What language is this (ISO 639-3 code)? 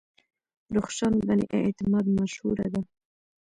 pus